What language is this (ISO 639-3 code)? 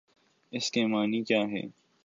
urd